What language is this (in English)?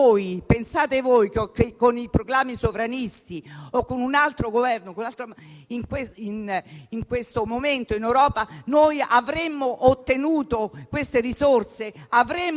Italian